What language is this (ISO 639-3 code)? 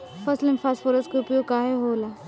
bho